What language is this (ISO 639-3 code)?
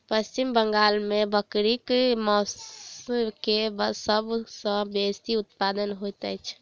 mai